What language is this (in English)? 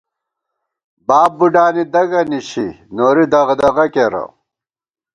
Gawar-Bati